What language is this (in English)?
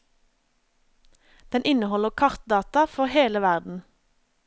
Norwegian